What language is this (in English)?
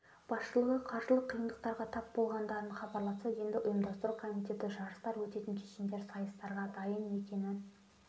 Kazakh